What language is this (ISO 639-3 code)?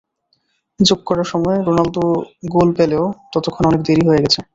ben